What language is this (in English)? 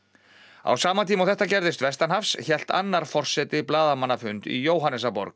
Icelandic